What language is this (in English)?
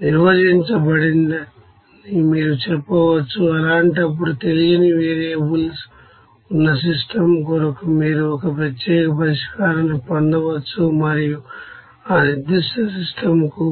Telugu